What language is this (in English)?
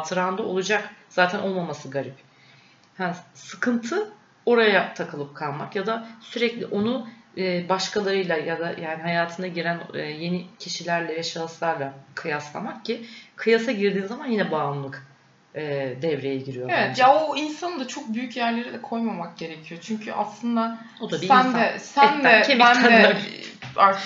Turkish